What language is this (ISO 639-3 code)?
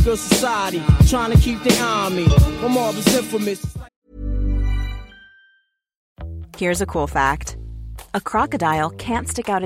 swe